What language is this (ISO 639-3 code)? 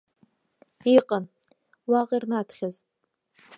abk